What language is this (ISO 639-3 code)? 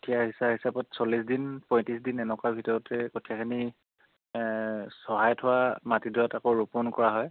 asm